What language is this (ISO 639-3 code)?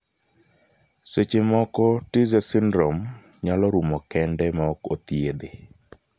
luo